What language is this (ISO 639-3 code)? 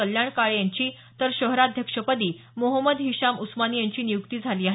mar